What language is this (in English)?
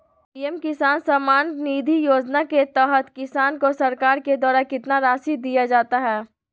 Magahi